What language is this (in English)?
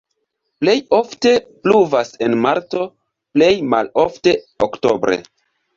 Esperanto